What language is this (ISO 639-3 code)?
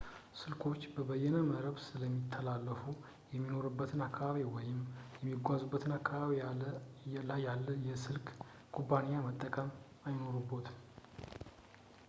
amh